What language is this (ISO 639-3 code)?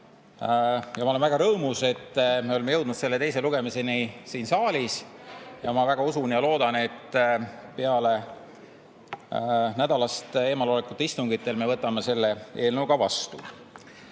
est